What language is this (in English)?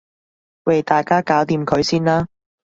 Cantonese